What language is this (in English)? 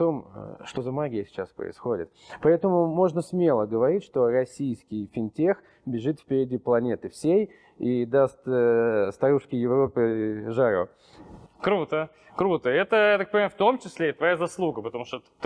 Russian